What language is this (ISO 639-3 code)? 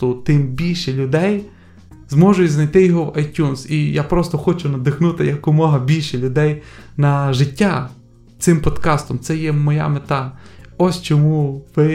ukr